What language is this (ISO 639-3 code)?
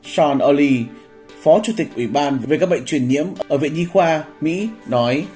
vie